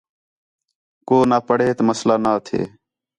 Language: Khetrani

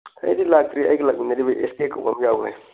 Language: Manipuri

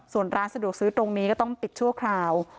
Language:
Thai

